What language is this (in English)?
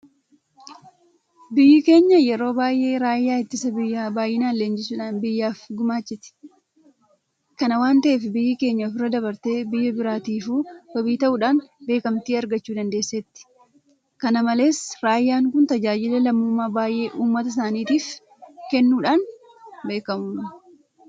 Oromo